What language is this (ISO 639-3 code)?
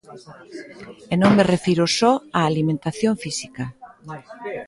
glg